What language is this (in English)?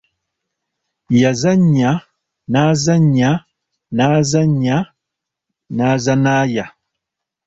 Ganda